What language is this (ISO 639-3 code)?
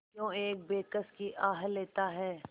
hin